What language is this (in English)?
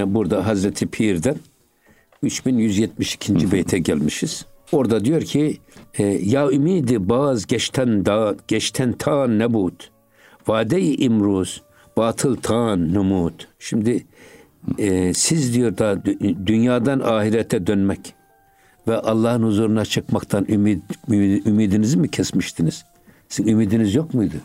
Turkish